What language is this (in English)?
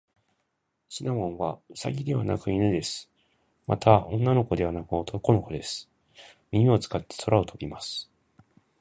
Japanese